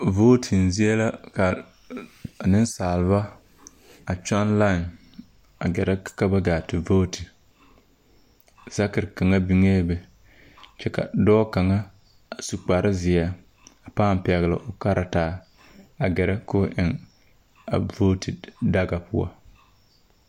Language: Southern Dagaare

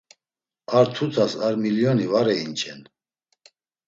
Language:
Laz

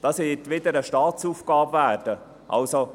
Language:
Swiss German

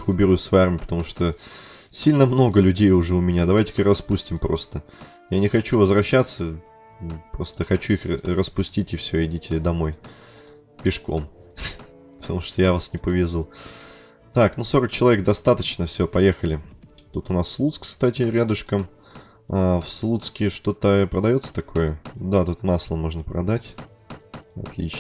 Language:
Russian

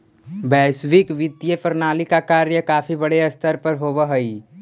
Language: Magahi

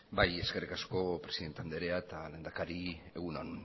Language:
Basque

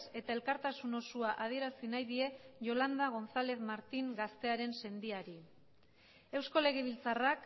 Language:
Basque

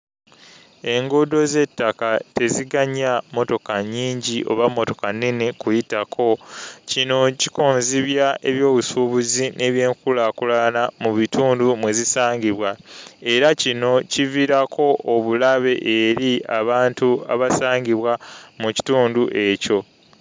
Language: Ganda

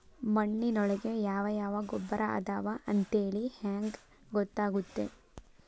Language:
Kannada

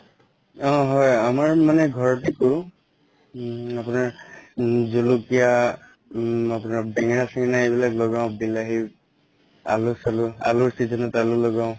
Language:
Assamese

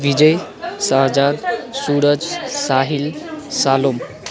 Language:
Nepali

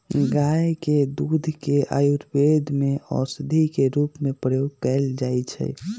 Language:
Magahi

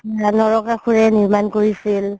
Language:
Assamese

